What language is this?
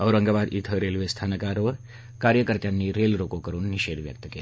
Marathi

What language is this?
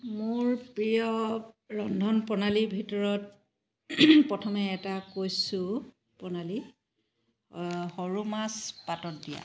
Assamese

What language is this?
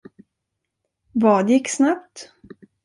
Swedish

